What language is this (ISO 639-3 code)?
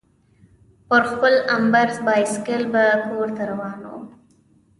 pus